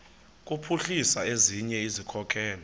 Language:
Xhosa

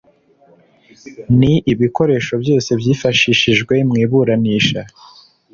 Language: Kinyarwanda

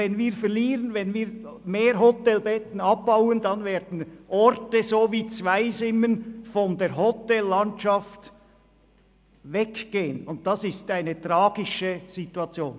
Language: Swiss German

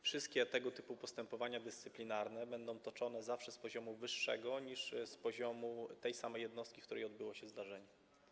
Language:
Polish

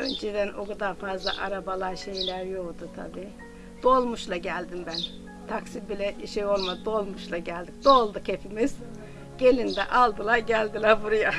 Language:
Turkish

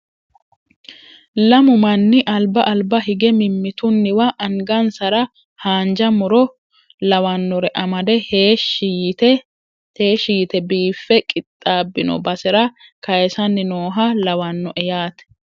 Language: Sidamo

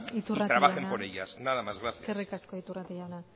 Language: Basque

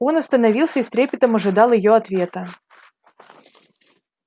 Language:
Russian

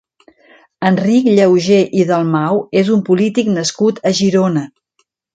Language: Catalan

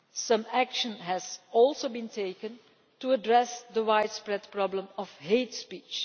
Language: English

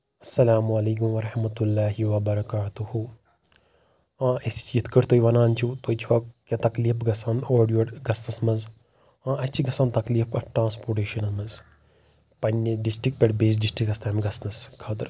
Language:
Kashmiri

